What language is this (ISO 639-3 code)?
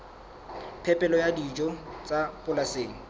sot